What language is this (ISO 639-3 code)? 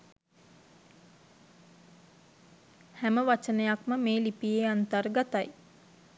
sin